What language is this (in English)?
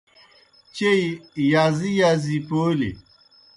Kohistani Shina